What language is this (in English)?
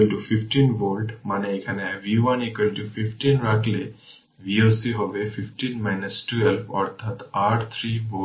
Bangla